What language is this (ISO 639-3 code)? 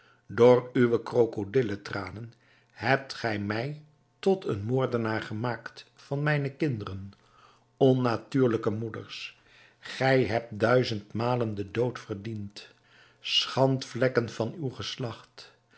nld